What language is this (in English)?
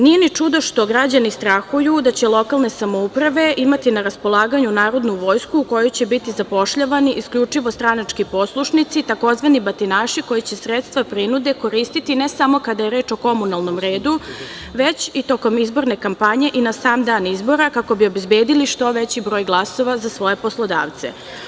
Serbian